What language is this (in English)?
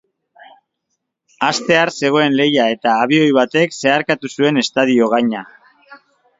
Basque